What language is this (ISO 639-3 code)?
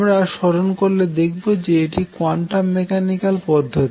ben